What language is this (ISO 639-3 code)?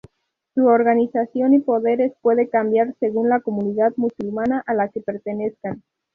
spa